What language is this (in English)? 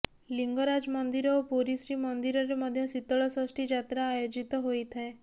Odia